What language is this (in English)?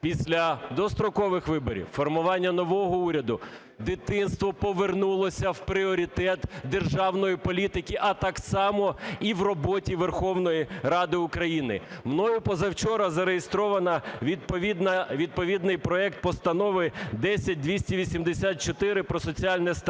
Ukrainian